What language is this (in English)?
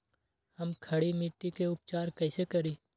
Magahi